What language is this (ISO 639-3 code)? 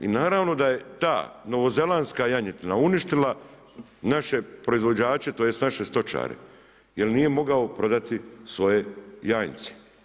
hrv